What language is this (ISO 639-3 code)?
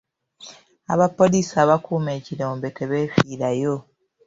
lug